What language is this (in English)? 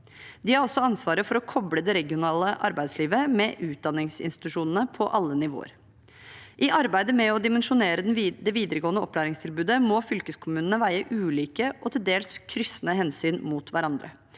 Norwegian